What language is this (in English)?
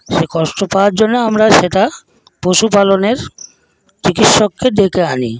Bangla